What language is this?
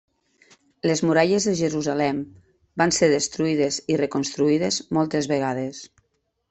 Catalan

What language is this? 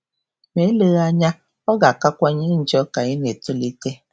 Igbo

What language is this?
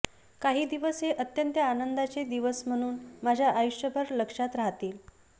Marathi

